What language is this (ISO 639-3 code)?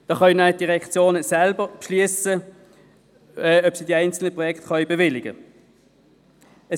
gsw